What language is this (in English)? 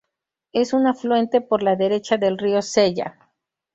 Spanish